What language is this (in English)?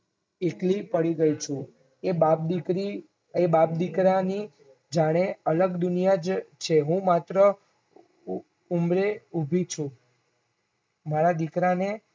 Gujarati